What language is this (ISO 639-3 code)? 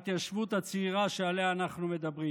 heb